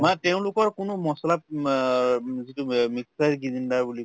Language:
Assamese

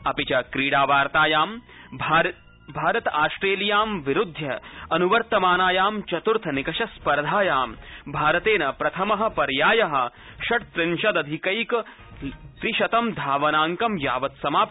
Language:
Sanskrit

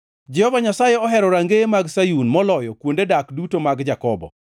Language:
Luo (Kenya and Tanzania)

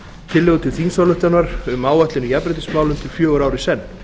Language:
Icelandic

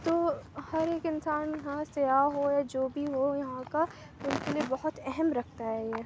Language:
Urdu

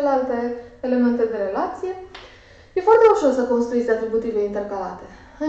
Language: Romanian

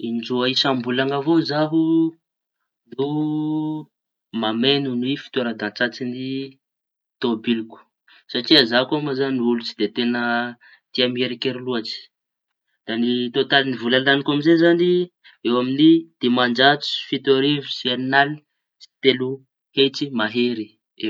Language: Tanosy Malagasy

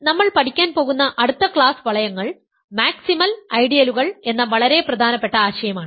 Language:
Malayalam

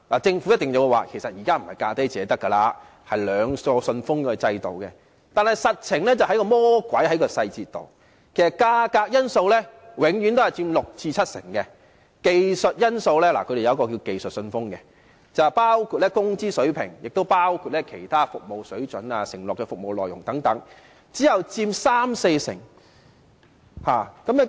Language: Cantonese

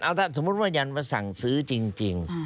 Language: Thai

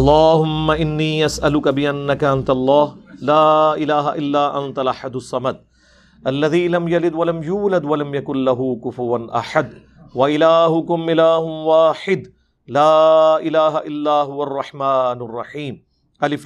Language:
Urdu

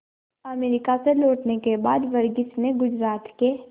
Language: Hindi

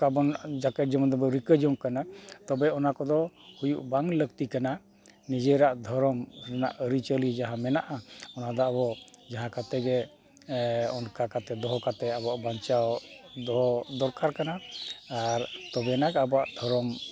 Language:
Santali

